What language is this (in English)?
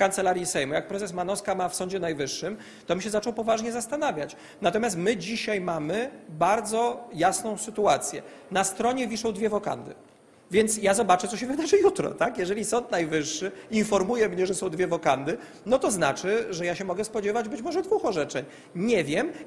Polish